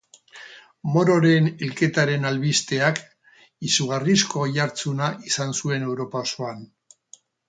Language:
Basque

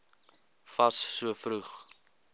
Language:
Afrikaans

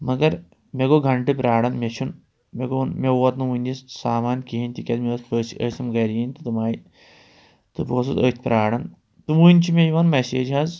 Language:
Kashmiri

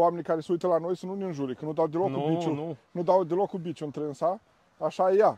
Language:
Romanian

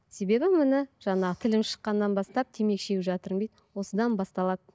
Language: Kazakh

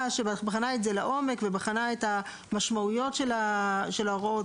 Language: Hebrew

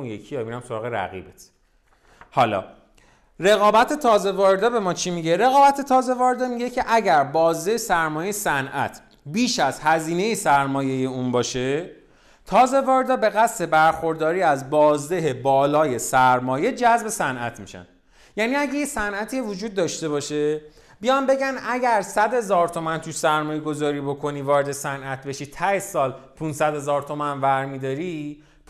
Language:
Persian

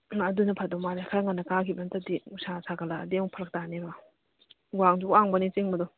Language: Manipuri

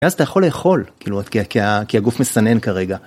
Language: Hebrew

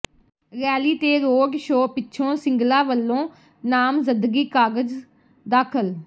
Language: Punjabi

